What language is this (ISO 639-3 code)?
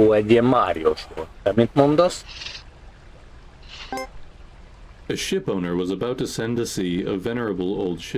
hun